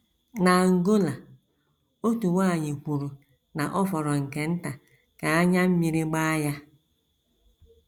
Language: Igbo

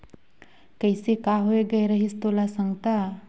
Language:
Chhattisgarhi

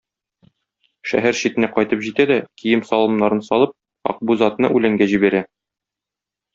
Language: Tatar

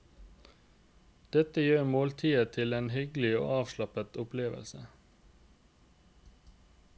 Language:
Norwegian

